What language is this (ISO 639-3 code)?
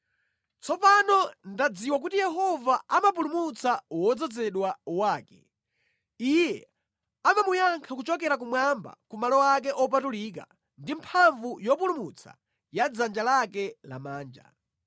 nya